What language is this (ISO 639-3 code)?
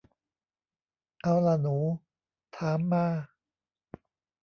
tha